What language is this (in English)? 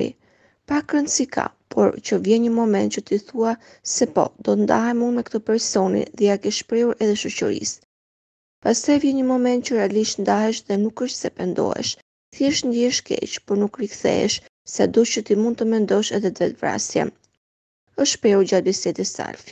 Romanian